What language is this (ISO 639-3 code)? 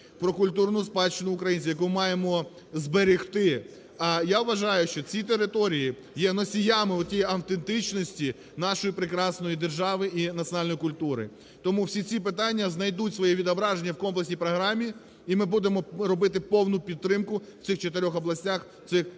ukr